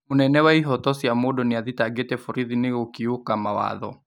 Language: Kikuyu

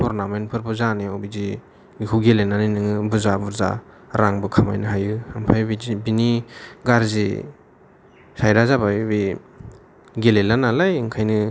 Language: Bodo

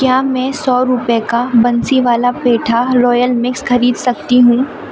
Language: Urdu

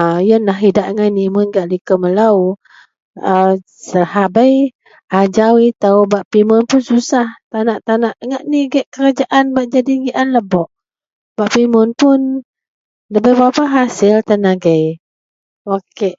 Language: Central Melanau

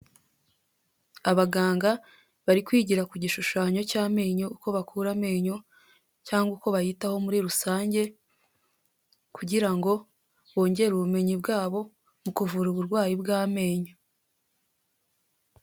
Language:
Kinyarwanda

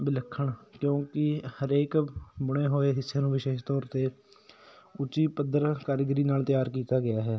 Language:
Punjabi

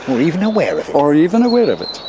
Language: English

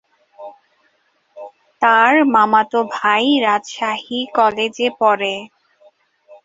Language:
Bangla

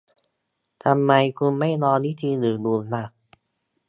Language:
Thai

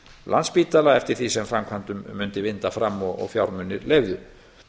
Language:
Icelandic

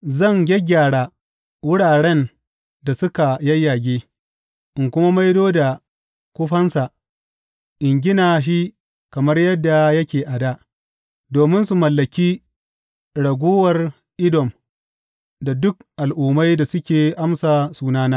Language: Hausa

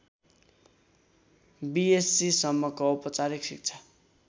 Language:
Nepali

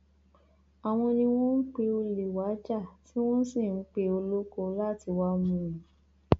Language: Yoruba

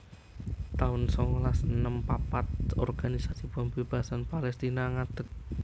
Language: Javanese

